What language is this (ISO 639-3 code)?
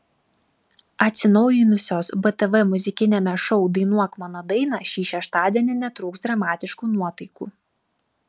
lit